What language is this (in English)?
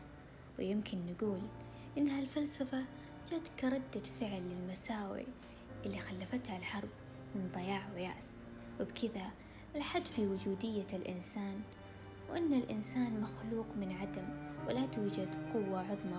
Arabic